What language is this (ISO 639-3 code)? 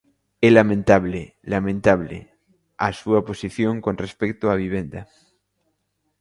glg